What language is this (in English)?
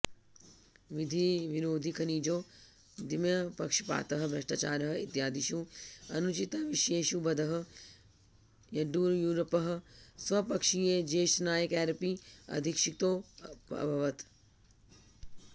Sanskrit